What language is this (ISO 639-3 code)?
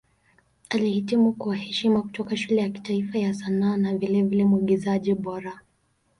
swa